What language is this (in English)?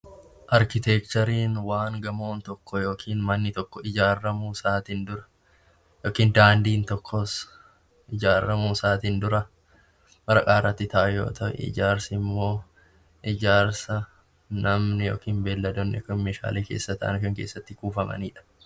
Oromo